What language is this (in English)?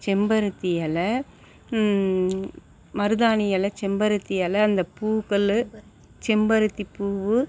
Tamil